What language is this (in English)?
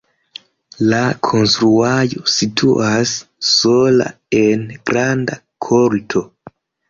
Esperanto